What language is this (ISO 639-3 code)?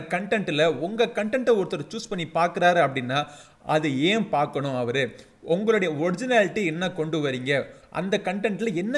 tam